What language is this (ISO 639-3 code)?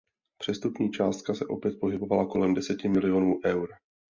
ces